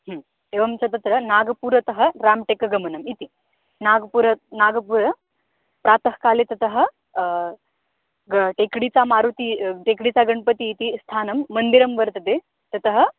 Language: Sanskrit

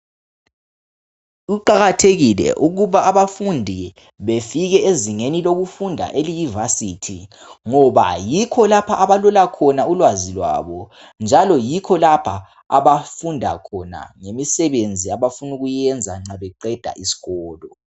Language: North Ndebele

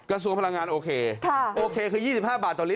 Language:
Thai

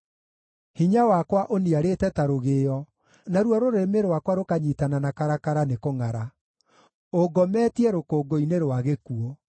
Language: Kikuyu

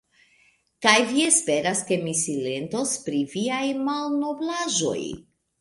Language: Esperanto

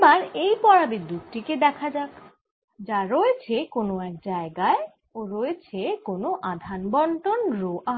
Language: Bangla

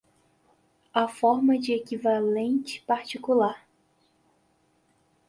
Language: Portuguese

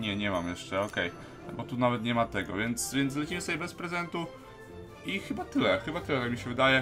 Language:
Polish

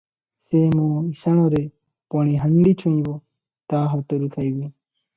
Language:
Odia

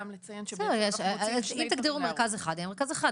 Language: Hebrew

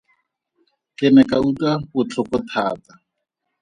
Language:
Tswana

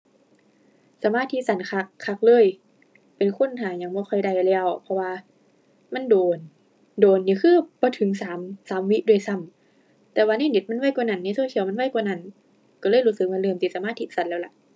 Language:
Thai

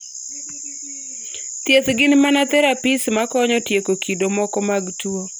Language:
Luo (Kenya and Tanzania)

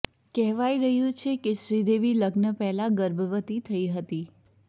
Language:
Gujarati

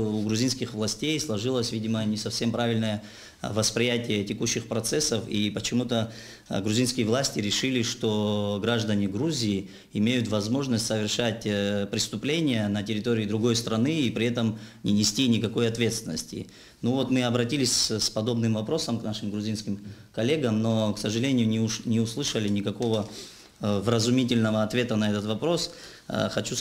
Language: Russian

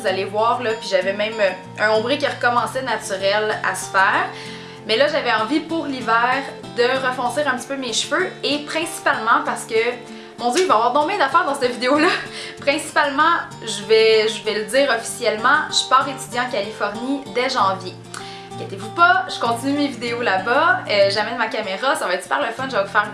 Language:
French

